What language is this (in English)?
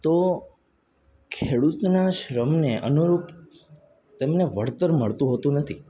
Gujarati